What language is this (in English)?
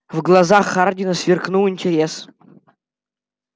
Russian